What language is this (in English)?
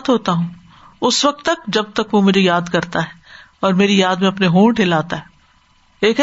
Urdu